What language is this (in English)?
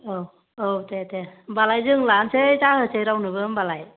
Bodo